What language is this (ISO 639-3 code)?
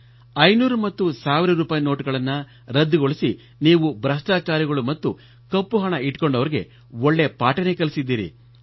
kan